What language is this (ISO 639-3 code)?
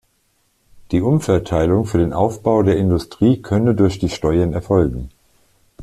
deu